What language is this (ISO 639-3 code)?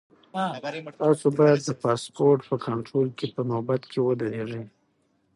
pus